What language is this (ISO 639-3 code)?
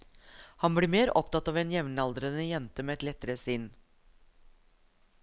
nor